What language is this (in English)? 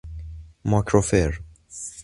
Persian